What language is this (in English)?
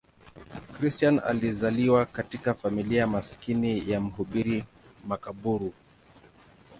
Swahili